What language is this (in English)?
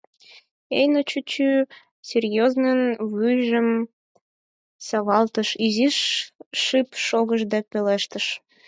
Mari